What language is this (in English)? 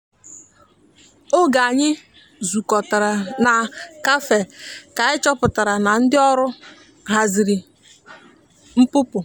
Igbo